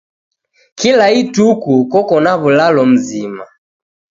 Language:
Taita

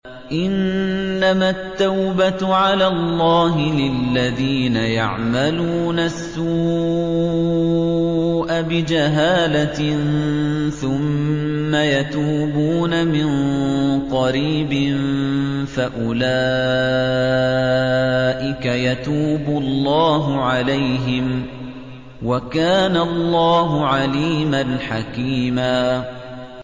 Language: Arabic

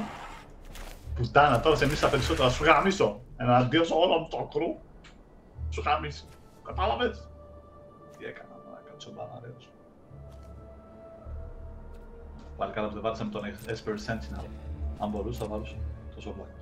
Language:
Greek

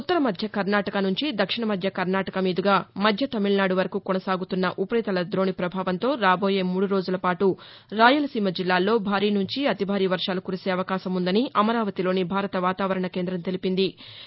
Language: Telugu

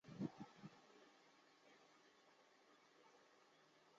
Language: Chinese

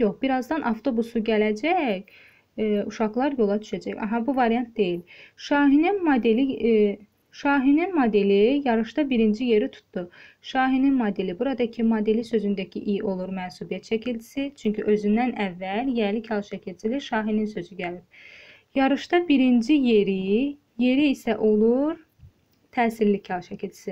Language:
Turkish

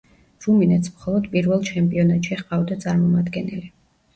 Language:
Georgian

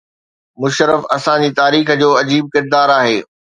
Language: Sindhi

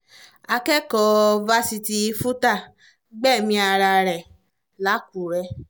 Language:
Yoruba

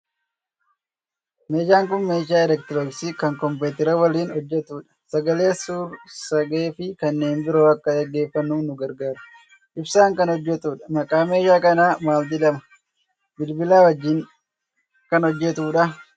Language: Oromo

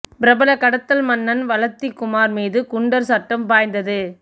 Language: Tamil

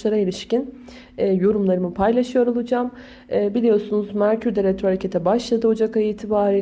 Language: Turkish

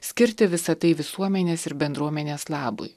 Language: Lithuanian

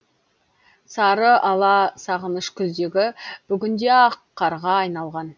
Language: Kazakh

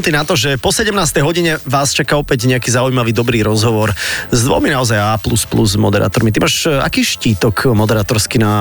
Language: Slovak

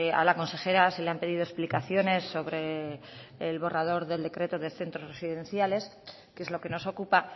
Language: Spanish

